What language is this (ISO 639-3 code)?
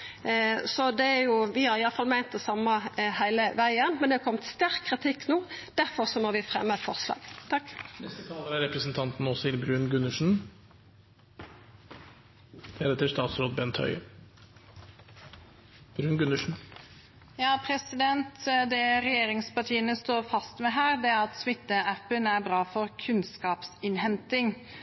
nor